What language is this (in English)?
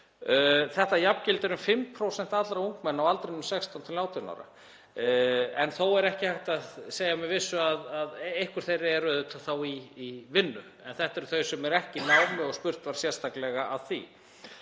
Icelandic